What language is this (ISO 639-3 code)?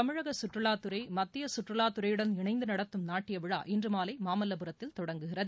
tam